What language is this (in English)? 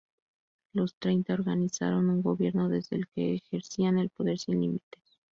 Spanish